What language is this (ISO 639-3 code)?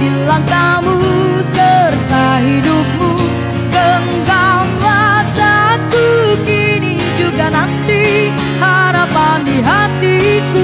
ind